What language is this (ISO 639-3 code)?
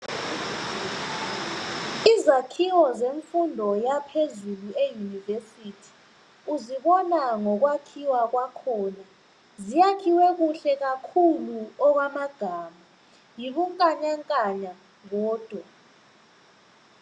nde